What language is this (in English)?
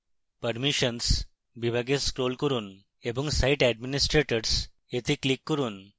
Bangla